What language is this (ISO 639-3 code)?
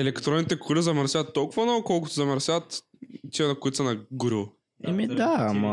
bul